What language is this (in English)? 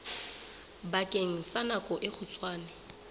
Southern Sotho